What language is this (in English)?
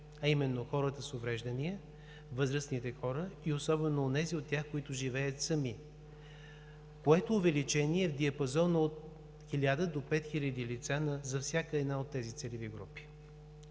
Bulgarian